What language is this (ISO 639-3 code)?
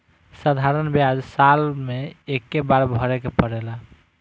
bho